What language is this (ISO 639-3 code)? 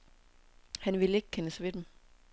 dan